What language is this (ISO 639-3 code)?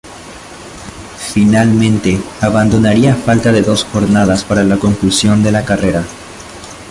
spa